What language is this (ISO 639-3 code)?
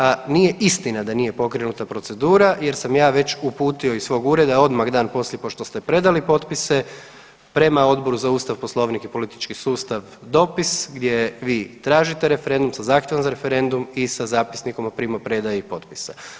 hrv